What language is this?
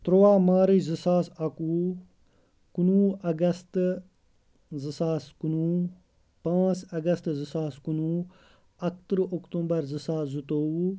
Kashmiri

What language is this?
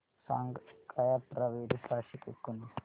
Marathi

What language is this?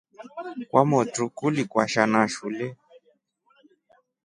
Rombo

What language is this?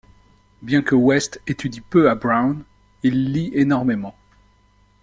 French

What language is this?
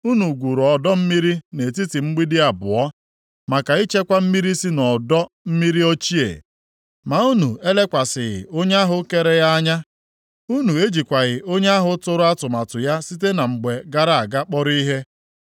Igbo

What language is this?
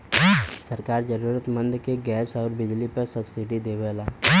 Bhojpuri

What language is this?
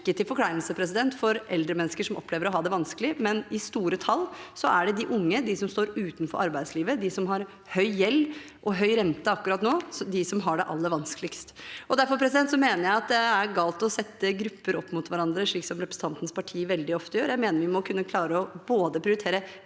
Norwegian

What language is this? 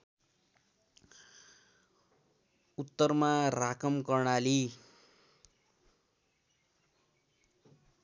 Nepali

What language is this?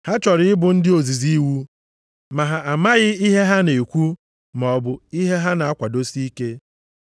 Igbo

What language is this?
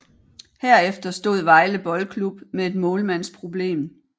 Danish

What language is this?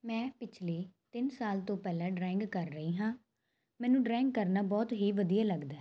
Punjabi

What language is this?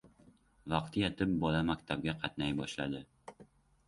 Uzbek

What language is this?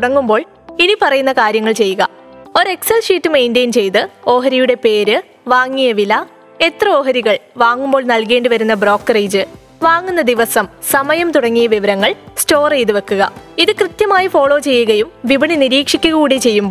Malayalam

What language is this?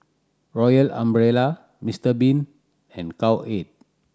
English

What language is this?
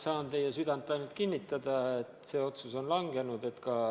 Estonian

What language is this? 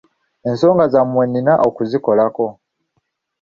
Ganda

